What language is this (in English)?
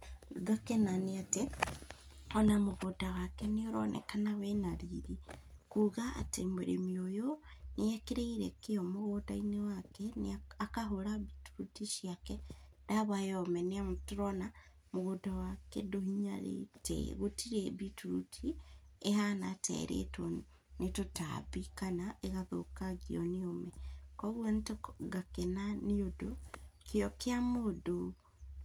Kikuyu